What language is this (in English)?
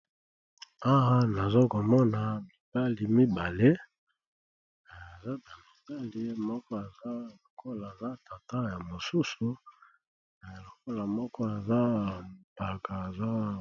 Lingala